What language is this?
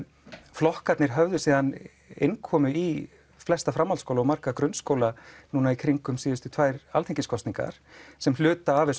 Icelandic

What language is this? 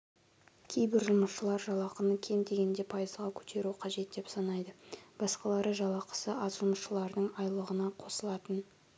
Kazakh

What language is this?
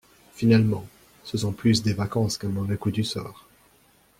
French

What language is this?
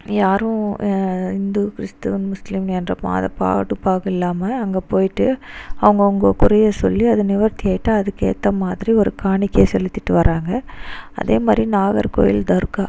Tamil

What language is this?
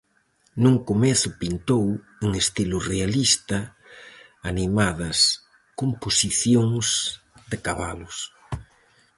Galician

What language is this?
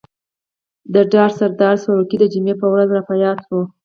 Pashto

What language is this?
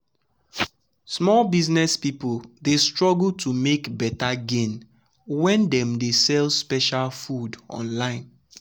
Nigerian Pidgin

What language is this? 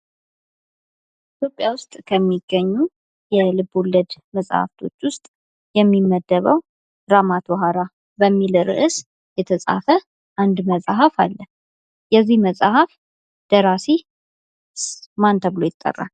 Amharic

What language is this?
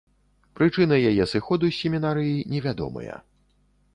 Belarusian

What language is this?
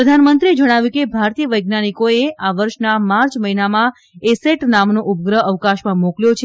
Gujarati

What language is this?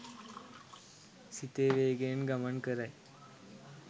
Sinhala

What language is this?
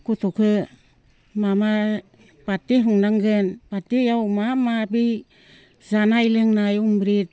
Bodo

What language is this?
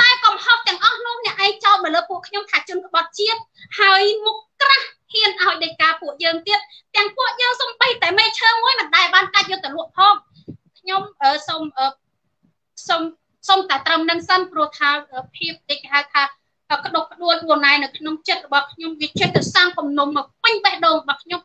Thai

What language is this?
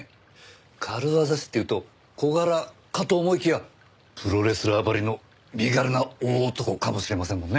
Japanese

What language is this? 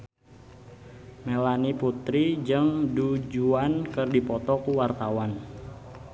Sundanese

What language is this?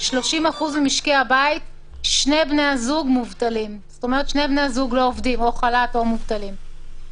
Hebrew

